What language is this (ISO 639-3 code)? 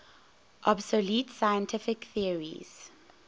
eng